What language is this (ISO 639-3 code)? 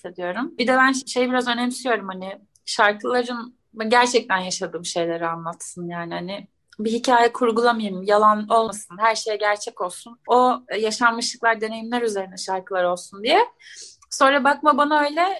tur